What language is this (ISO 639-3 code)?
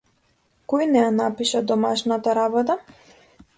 mkd